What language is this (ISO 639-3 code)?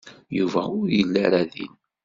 kab